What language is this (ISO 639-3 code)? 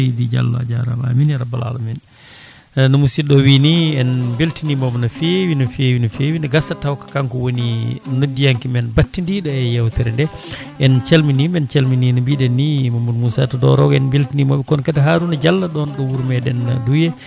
ful